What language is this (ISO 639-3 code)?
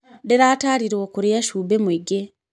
kik